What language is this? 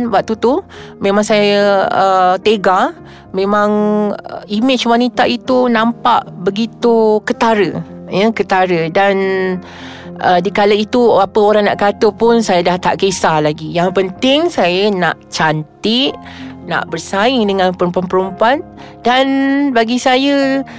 Malay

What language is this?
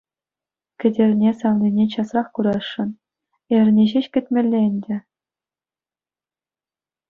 Chuvash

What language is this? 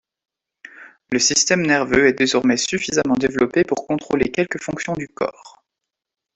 French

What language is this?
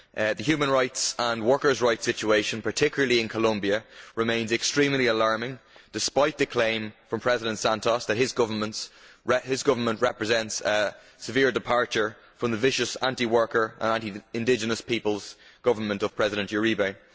English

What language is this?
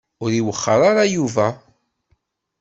Kabyle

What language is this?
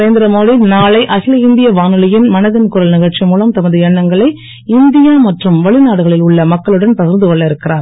Tamil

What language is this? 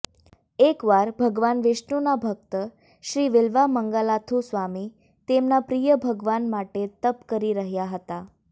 Gujarati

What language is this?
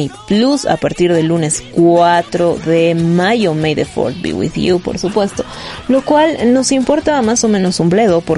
Spanish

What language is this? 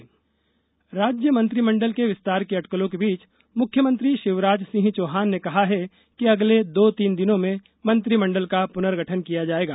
Hindi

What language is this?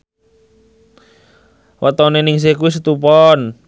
Javanese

